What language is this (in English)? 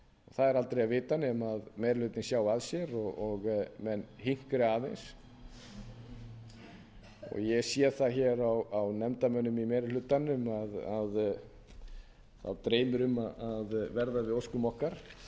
Icelandic